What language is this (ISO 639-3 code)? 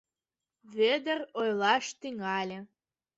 chm